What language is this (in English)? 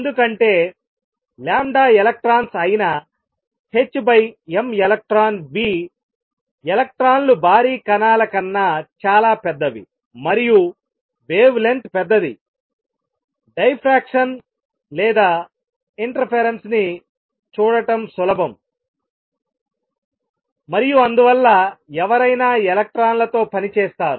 Telugu